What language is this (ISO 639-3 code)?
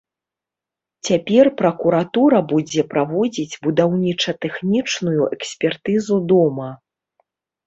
bel